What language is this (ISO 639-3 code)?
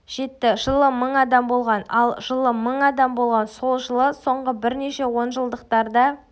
kaz